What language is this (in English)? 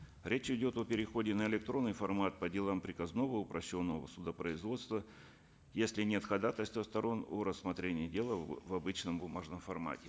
Kazakh